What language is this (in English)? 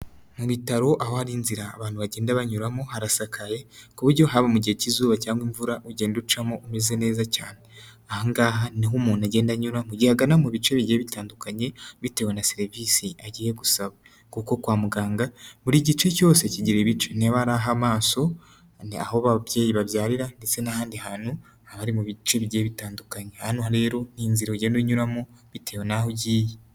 Kinyarwanda